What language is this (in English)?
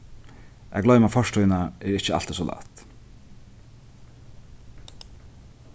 Faroese